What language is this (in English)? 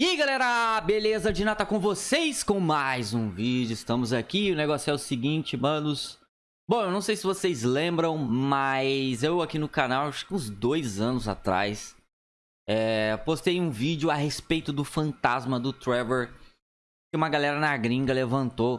Portuguese